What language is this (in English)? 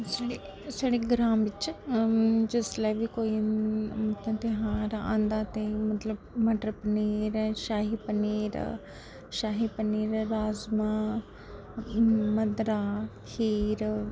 Dogri